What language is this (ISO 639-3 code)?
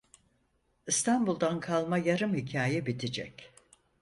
tur